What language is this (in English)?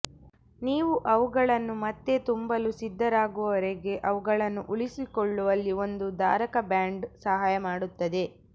Kannada